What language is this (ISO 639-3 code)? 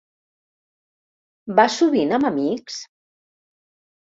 cat